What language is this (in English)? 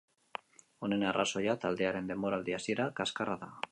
Basque